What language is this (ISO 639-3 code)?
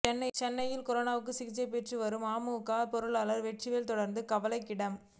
tam